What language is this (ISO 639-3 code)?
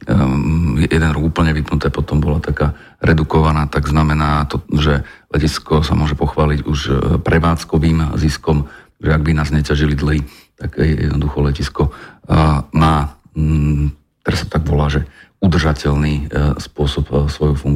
slk